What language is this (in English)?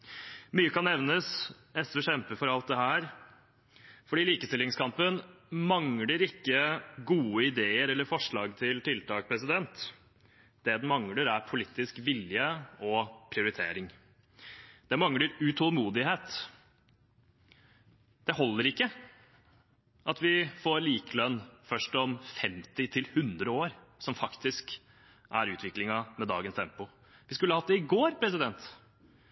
Norwegian Bokmål